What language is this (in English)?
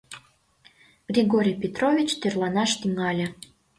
Mari